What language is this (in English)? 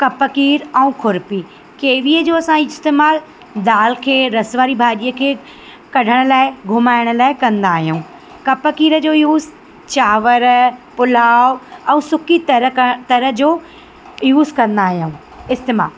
Sindhi